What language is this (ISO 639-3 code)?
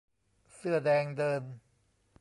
tha